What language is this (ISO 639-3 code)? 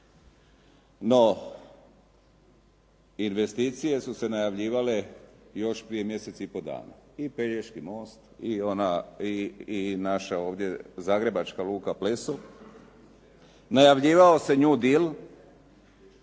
hrv